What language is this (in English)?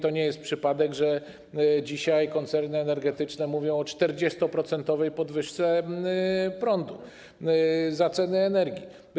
Polish